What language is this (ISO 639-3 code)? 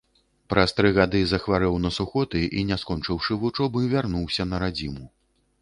bel